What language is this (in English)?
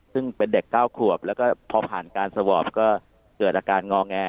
Thai